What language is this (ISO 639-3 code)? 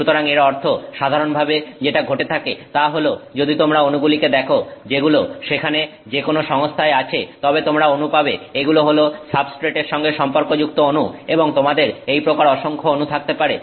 ben